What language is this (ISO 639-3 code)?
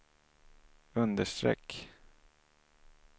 swe